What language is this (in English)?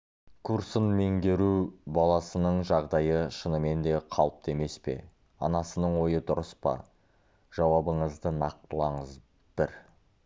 Kazakh